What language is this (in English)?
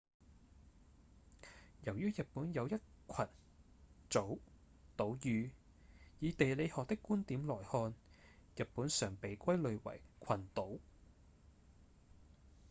Cantonese